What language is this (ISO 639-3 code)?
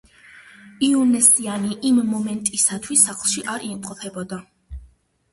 kat